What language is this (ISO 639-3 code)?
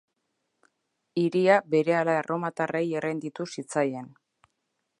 eus